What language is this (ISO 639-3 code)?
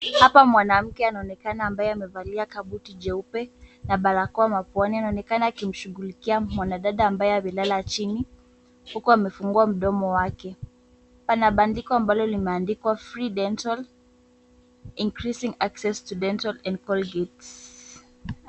swa